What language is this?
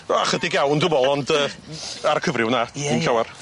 Welsh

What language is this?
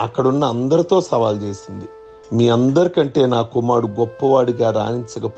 Telugu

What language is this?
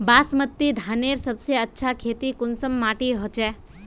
Magahi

